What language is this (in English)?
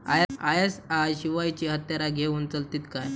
Marathi